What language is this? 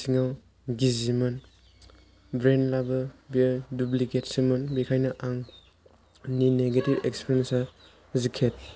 Bodo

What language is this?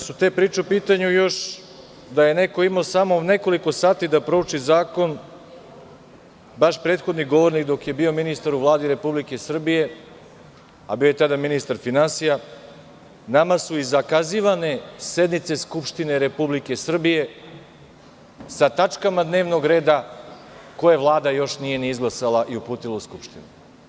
Serbian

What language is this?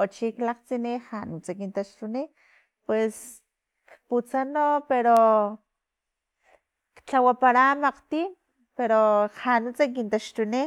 Filomena Mata-Coahuitlán Totonac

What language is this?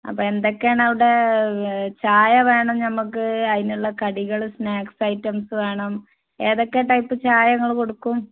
Malayalam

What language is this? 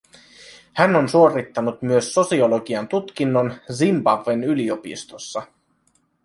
Finnish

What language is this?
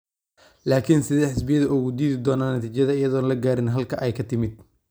Somali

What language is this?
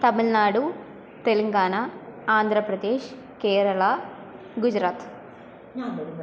Sanskrit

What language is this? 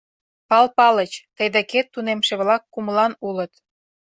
Mari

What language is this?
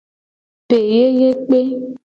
Gen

